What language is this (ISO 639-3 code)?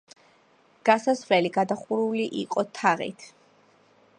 kat